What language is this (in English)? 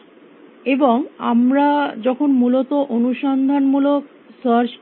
Bangla